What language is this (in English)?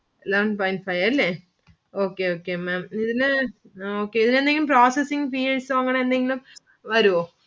Malayalam